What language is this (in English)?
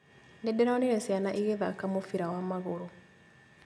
Kikuyu